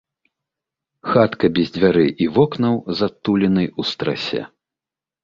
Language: Belarusian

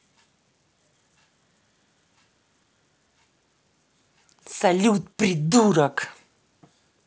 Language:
Russian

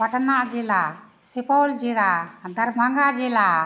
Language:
Maithili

